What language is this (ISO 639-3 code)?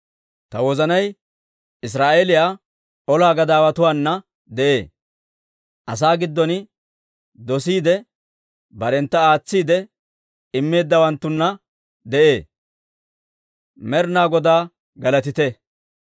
dwr